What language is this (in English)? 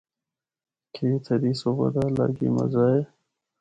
Northern Hindko